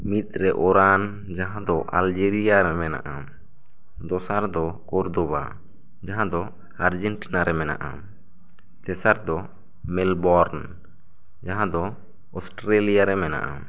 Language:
Santali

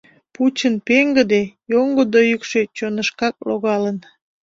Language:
Mari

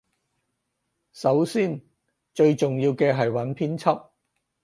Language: Cantonese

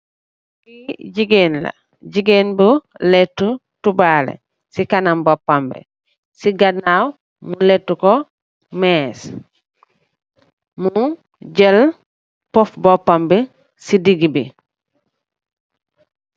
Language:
Wolof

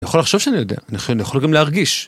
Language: Hebrew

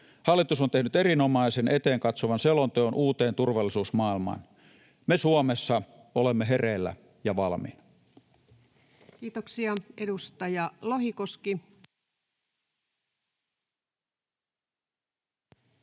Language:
Finnish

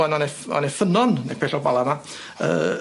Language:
Welsh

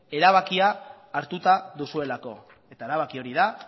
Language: Basque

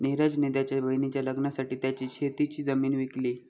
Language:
Marathi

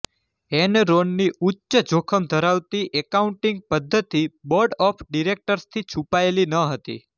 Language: Gujarati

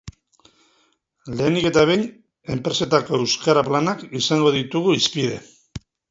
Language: Basque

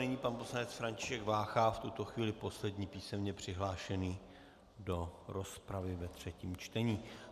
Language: Czech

